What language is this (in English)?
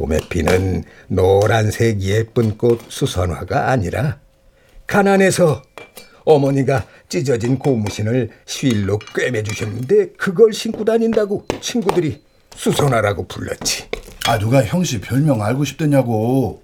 Korean